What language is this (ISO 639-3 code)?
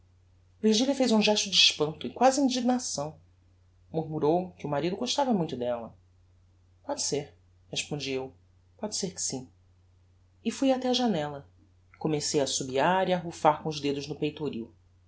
por